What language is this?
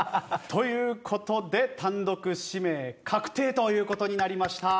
Japanese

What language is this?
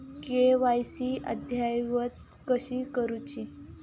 Marathi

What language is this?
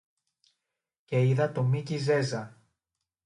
Greek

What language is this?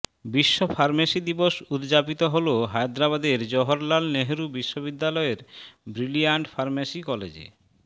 Bangla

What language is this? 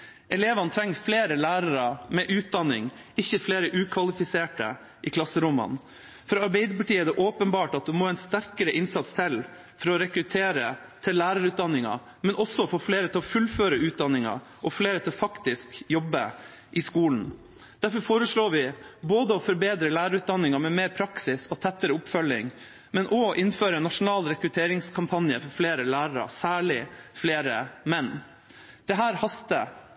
Norwegian Bokmål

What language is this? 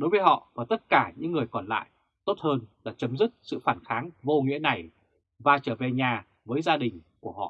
Vietnamese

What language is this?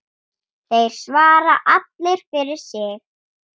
Icelandic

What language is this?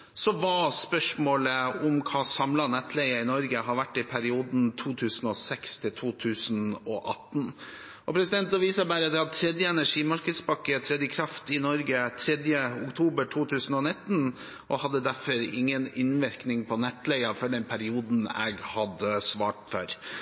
Norwegian Bokmål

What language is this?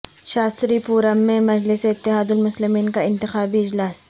Urdu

